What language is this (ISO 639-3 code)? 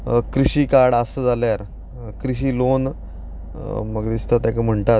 kok